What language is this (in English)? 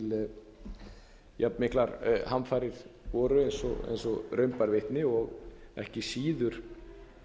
Icelandic